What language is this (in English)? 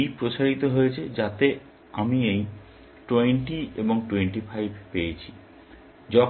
Bangla